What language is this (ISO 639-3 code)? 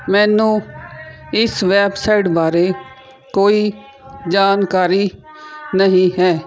pan